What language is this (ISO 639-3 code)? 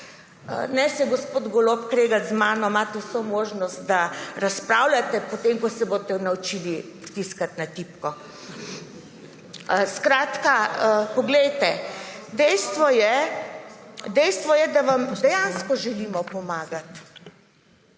slv